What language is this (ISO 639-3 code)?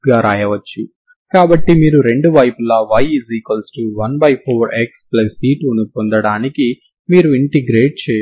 tel